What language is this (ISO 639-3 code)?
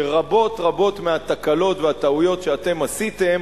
heb